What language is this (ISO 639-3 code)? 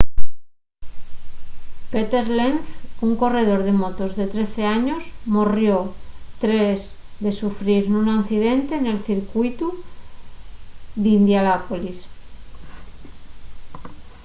ast